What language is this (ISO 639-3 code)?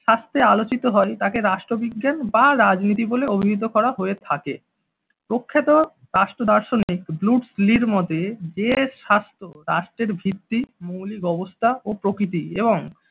ben